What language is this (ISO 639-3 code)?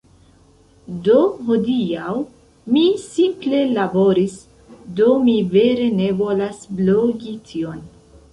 epo